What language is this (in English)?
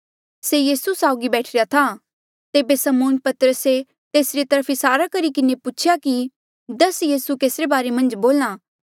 Mandeali